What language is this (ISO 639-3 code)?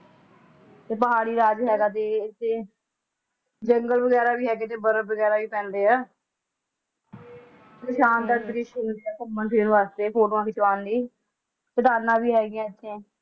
pan